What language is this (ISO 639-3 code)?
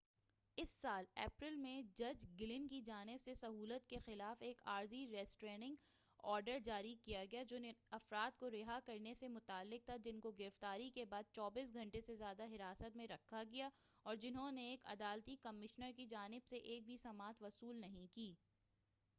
urd